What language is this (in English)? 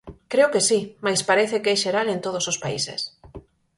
Galician